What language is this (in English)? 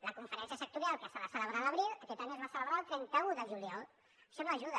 Catalan